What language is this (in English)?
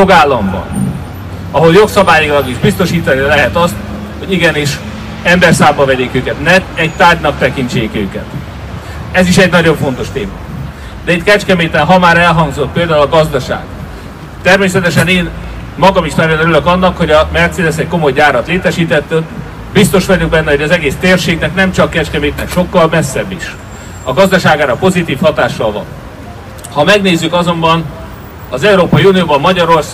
Hungarian